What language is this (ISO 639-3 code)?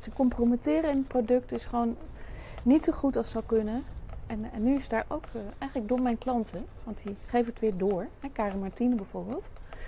nld